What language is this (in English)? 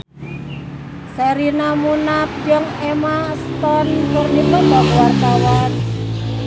Sundanese